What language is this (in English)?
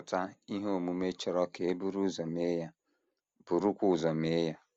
Igbo